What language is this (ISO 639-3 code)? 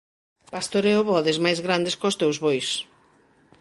glg